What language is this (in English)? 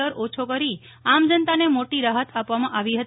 Gujarati